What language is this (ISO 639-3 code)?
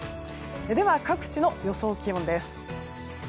jpn